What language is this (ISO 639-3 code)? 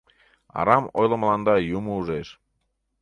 chm